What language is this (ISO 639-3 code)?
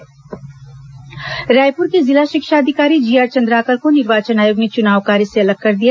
hin